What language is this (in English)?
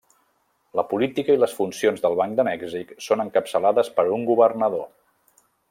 Catalan